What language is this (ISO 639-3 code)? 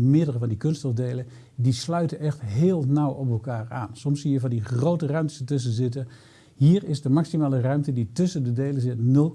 nld